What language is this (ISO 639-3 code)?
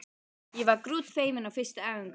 isl